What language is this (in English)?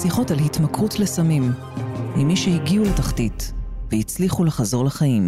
Hebrew